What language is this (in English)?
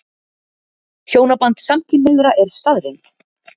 Icelandic